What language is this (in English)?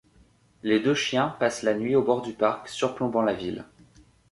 French